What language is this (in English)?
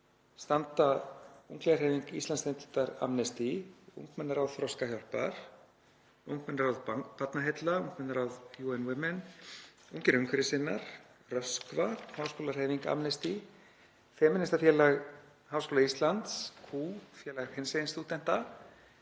Icelandic